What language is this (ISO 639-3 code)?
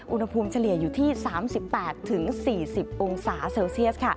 tha